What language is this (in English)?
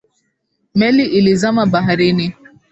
Swahili